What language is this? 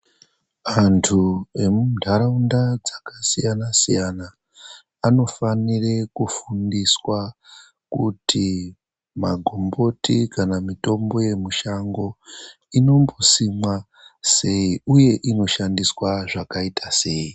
Ndau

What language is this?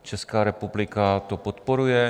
Czech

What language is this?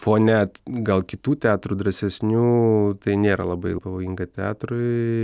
Lithuanian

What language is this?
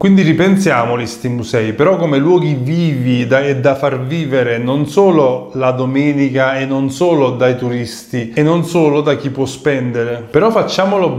Italian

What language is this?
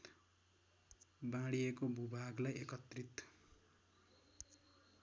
Nepali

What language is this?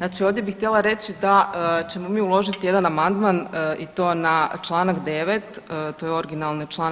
Croatian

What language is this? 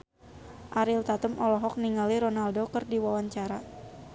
Sundanese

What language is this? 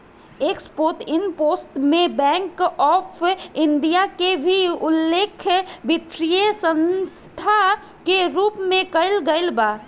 Bhojpuri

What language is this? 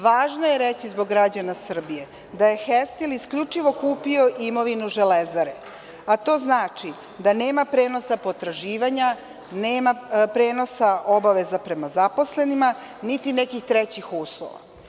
Serbian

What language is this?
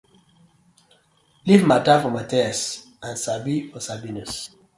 Nigerian Pidgin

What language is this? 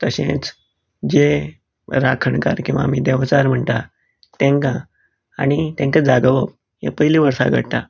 Konkani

